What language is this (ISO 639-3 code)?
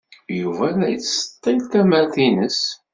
kab